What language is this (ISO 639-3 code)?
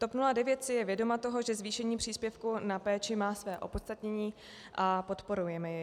ces